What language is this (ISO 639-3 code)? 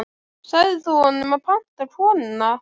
isl